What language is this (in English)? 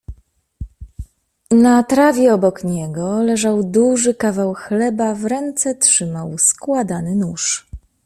Polish